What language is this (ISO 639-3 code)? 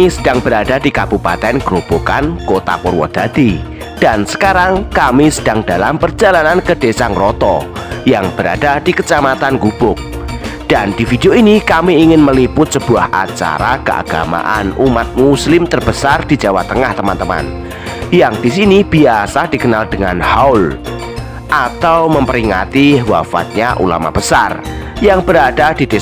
ind